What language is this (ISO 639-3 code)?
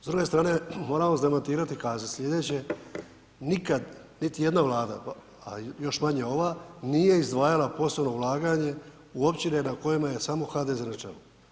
hrv